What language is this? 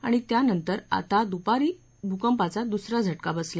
Marathi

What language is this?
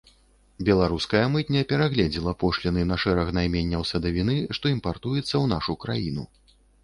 Belarusian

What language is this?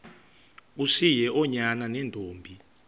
Xhosa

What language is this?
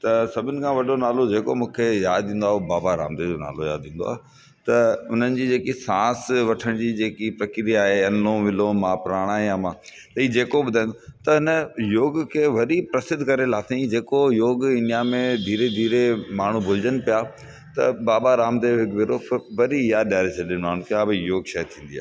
Sindhi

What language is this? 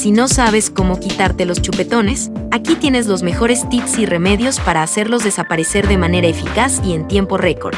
Spanish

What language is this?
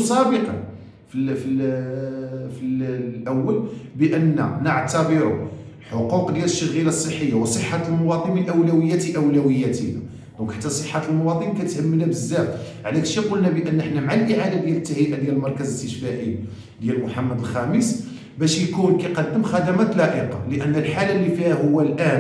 Arabic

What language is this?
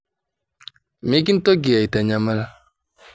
Masai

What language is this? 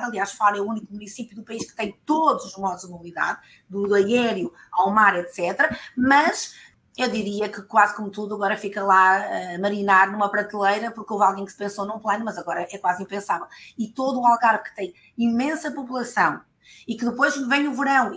Portuguese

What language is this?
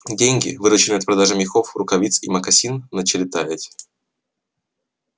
Russian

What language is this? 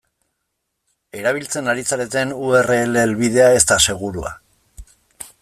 Basque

